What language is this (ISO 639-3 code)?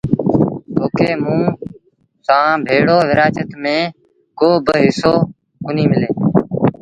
sbn